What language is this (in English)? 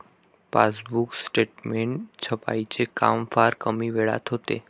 Marathi